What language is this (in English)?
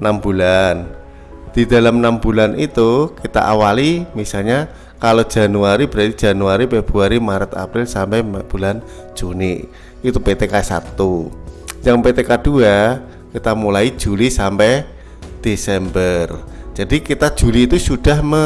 Indonesian